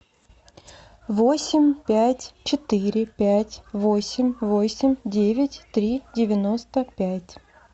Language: Russian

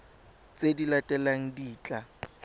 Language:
Tswana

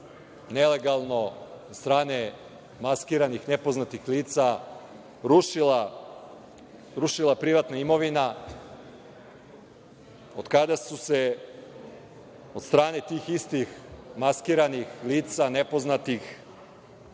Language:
Serbian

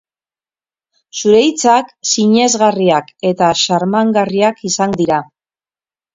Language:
Basque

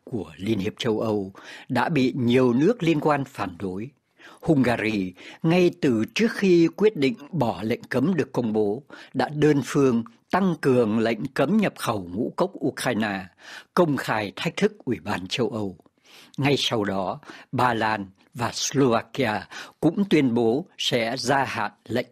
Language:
Vietnamese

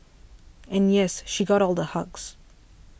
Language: English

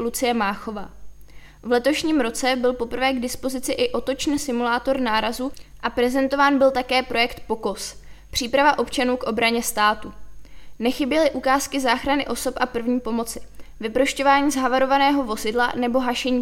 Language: Czech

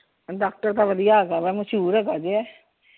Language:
Punjabi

